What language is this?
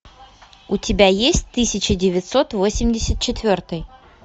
Russian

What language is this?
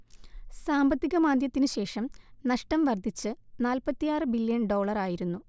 Malayalam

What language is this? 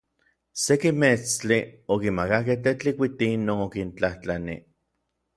Orizaba Nahuatl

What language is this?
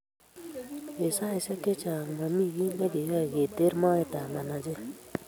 Kalenjin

